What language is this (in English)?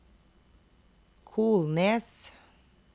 Norwegian